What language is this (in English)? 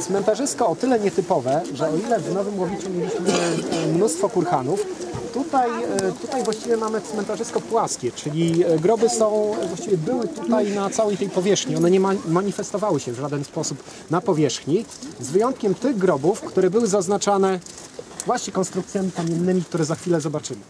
Polish